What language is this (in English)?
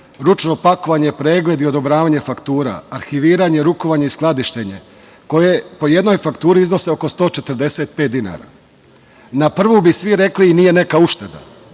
Serbian